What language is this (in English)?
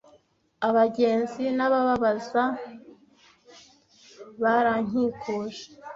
Kinyarwanda